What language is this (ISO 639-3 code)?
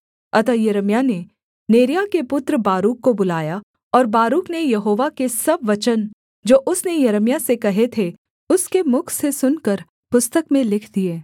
hin